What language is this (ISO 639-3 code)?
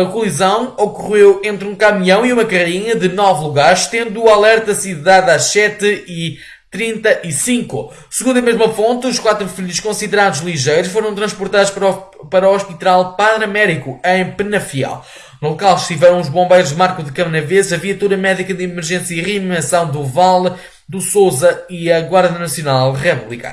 por